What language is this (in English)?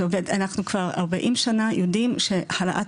Hebrew